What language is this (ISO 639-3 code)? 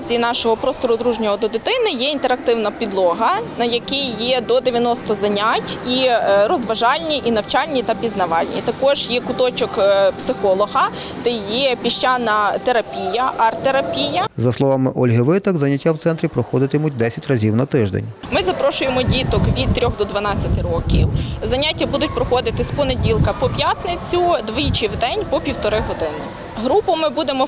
ukr